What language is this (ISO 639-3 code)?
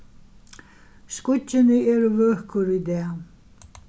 fao